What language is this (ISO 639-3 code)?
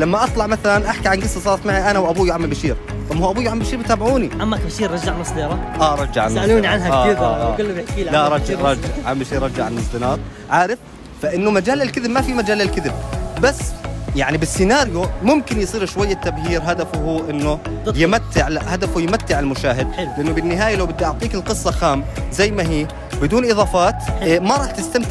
ara